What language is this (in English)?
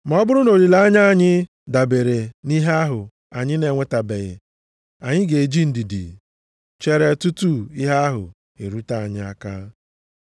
Igbo